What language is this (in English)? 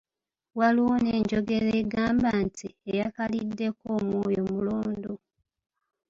Ganda